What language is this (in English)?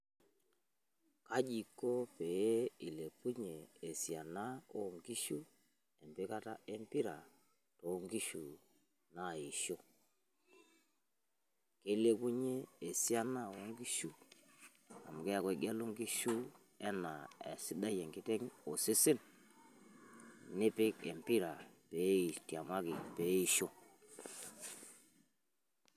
Masai